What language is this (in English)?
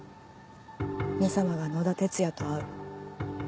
Japanese